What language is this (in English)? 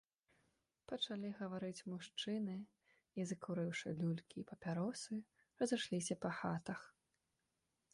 Belarusian